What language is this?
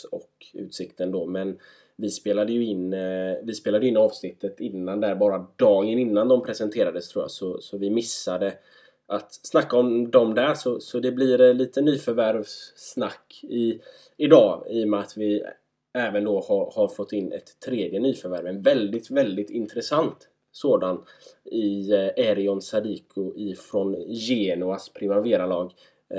Swedish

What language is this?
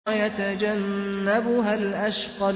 Arabic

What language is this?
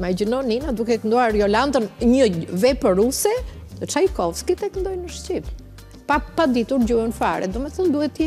Romanian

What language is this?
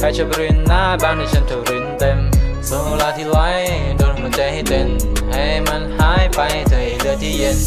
Thai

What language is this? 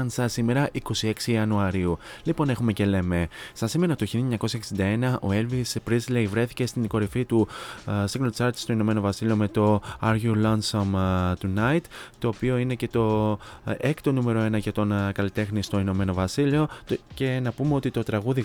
Greek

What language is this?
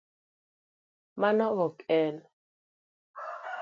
Luo (Kenya and Tanzania)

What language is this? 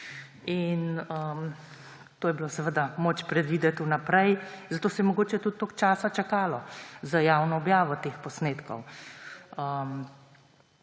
Slovenian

